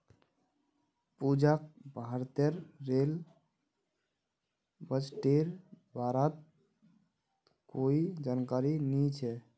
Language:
Magahi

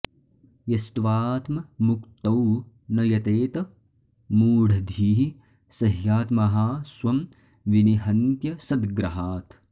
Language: Sanskrit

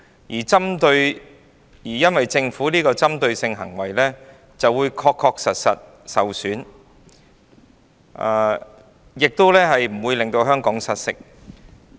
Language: Cantonese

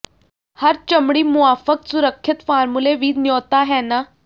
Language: Punjabi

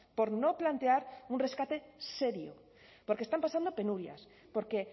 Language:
Spanish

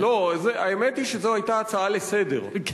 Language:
Hebrew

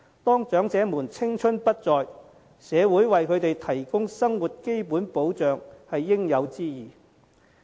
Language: Cantonese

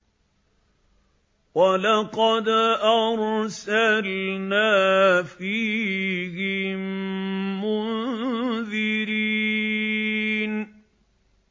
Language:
Arabic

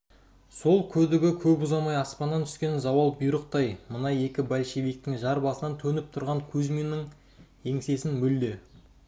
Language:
Kazakh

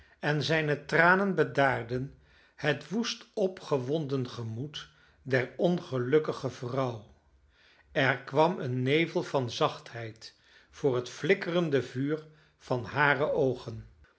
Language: Dutch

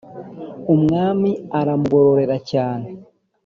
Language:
Kinyarwanda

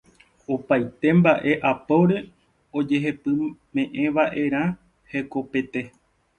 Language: Guarani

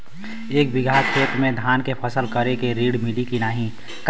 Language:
Bhojpuri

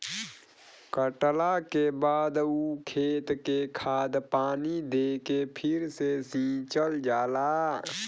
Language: Bhojpuri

